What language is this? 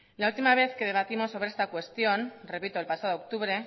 Spanish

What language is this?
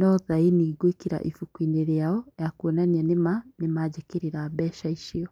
Kikuyu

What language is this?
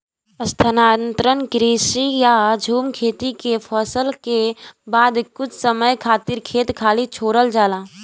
Bhojpuri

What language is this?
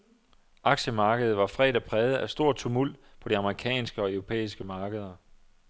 Danish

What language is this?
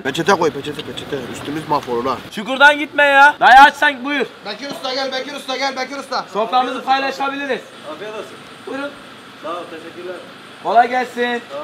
Turkish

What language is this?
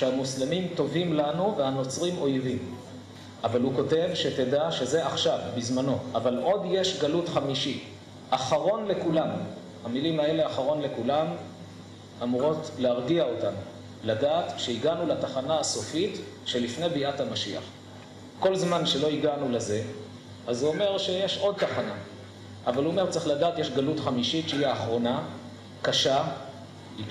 Hebrew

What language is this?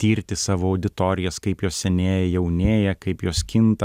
Lithuanian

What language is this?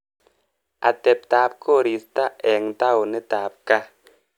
Kalenjin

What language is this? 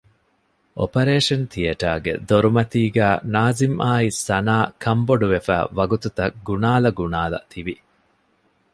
Divehi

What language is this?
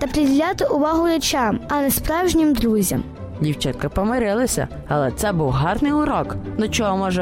Ukrainian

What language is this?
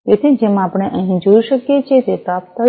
Gujarati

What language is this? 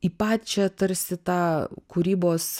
Lithuanian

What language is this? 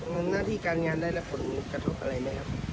Thai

